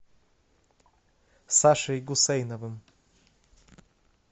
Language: Russian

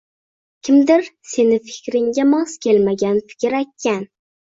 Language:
Uzbek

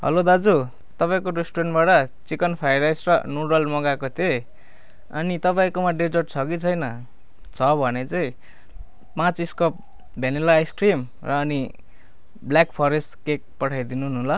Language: Nepali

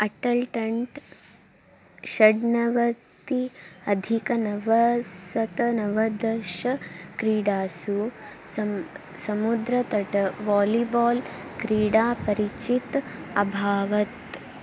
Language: Sanskrit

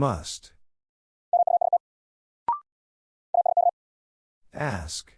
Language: English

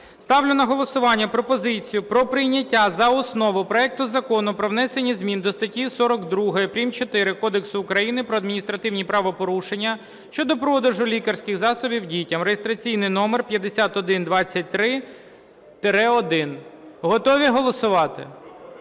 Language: Ukrainian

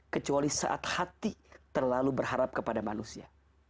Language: Indonesian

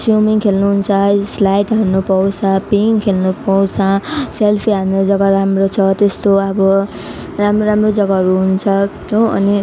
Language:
Nepali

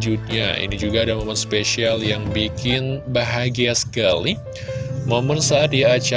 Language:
Indonesian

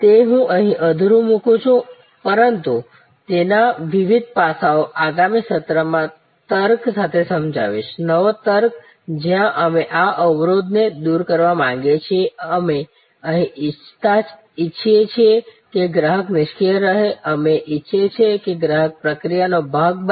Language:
Gujarati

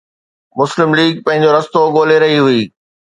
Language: Sindhi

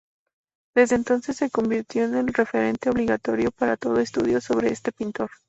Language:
Spanish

